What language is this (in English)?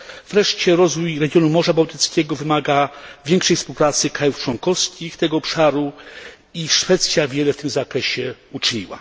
Polish